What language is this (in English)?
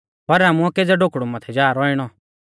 Mahasu Pahari